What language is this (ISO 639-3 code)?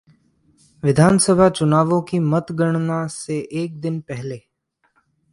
hin